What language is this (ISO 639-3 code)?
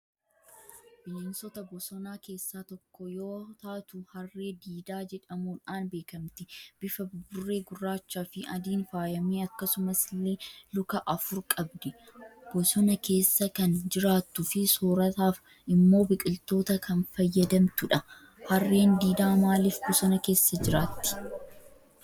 orm